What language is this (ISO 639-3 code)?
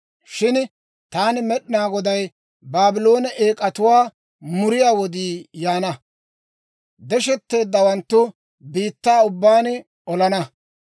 dwr